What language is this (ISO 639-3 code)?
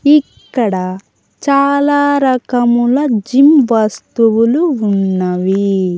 tel